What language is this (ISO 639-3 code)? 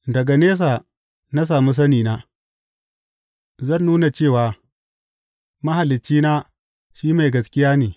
hau